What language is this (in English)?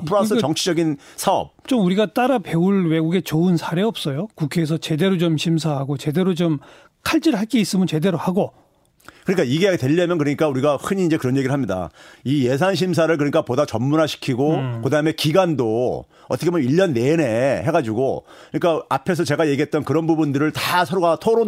Korean